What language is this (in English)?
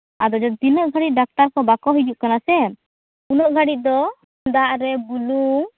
Santali